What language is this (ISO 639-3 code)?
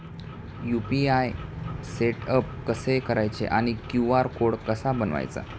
mar